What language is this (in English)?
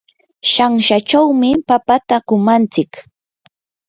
Yanahuanca Pasco Quechua